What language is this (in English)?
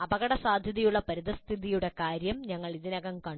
Malayalam